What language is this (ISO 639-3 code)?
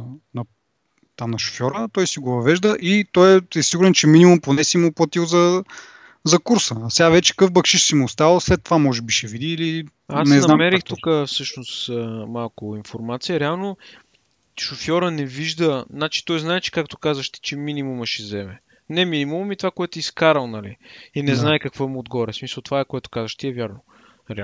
bul